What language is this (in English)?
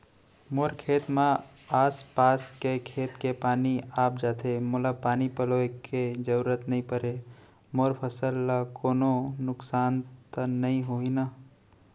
Chhattisgarhi